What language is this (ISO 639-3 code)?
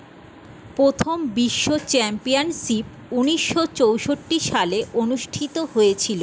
ben